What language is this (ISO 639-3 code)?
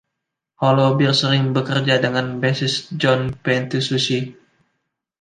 ind